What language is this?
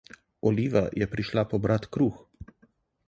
Slovenian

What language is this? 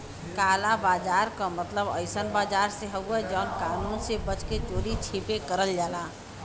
Bhojpuri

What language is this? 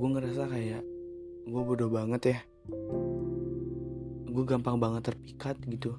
Indonesian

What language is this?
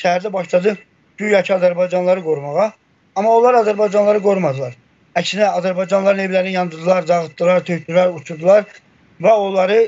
Turkish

